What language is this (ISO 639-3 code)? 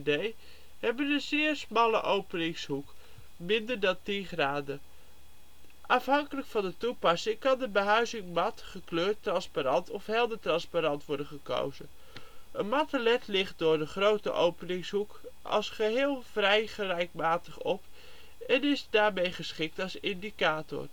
nld